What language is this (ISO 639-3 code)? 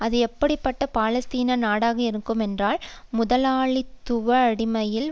tam